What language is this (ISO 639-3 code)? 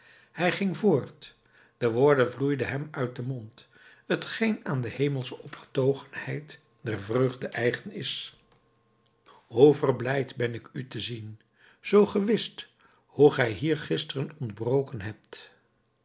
nld